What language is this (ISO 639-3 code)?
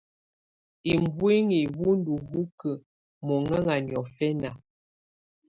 tvu